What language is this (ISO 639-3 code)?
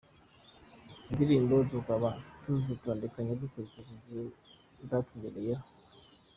kin